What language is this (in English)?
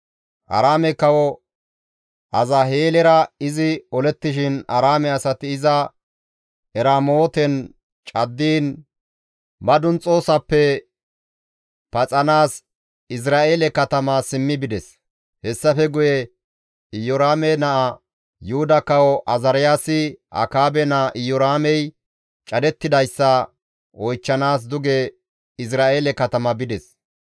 Gamo